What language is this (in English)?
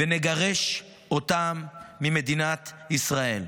Hebrew